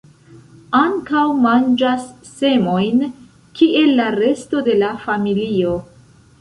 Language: Esperanto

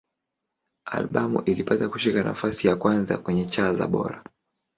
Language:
Swahili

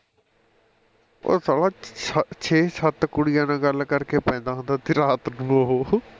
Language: Punjabi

